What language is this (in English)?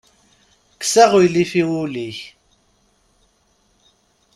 Kabyle